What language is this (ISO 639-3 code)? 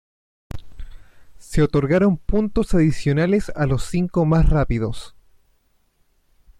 spa